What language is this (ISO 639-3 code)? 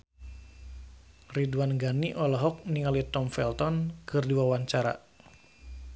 sun